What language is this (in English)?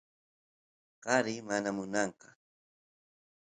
Santiago del Estero Quichua